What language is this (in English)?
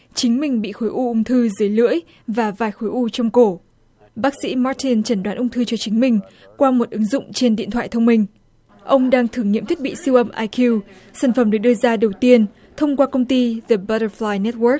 Vietnamese